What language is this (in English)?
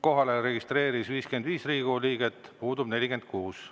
Estonian